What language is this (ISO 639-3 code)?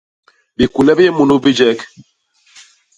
bas